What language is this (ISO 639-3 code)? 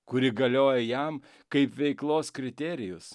lit